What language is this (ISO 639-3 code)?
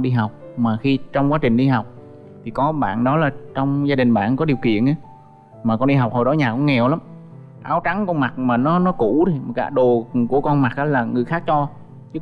vie